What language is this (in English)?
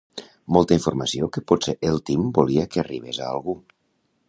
Catalan